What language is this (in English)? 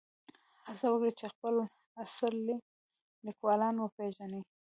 Pashto